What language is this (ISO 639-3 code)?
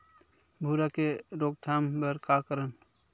hne